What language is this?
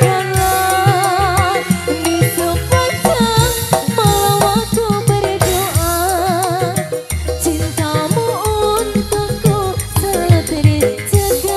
Indonesian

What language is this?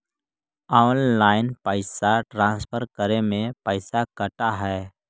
Magahi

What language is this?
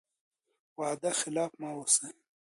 Pashto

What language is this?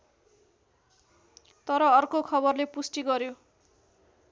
Nepali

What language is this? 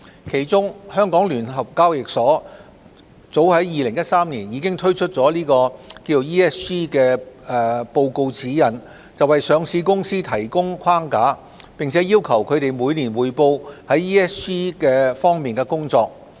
Cantonese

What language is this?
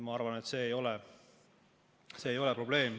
Estonian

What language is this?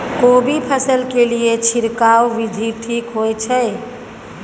Maithili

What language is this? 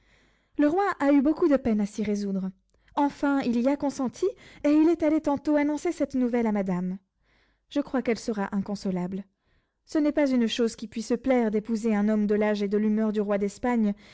French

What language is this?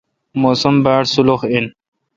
Kalkoti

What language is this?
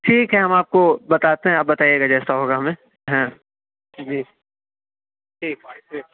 Urdu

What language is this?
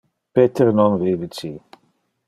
Interlingua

